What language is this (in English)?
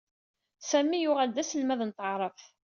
Kabyle